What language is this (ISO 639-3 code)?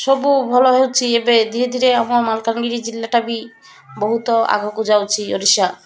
ori